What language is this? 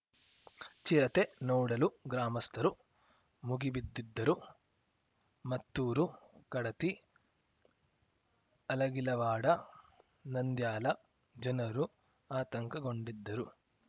Kannada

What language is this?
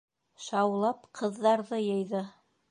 Bashkir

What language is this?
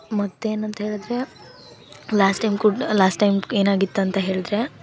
Kannada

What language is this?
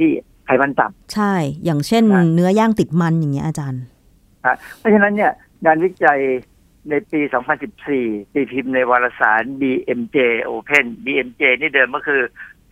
Thai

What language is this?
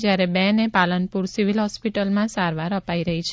Gujarati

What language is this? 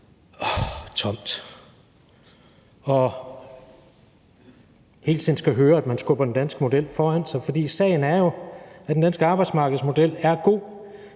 Danish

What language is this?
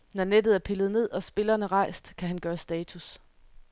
Danish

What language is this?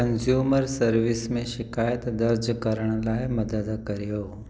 Sindhi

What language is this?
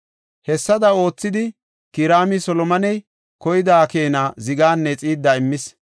Gofa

